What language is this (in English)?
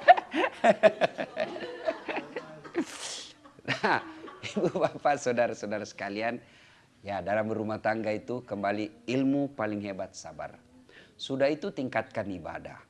Indonesian